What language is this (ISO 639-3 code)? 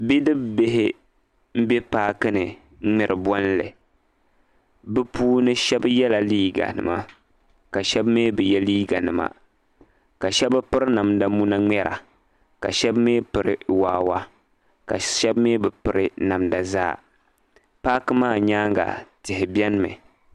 dag